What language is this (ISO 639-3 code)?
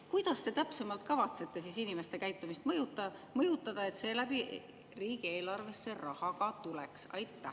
est